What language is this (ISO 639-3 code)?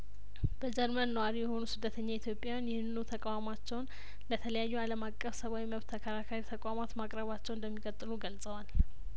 amh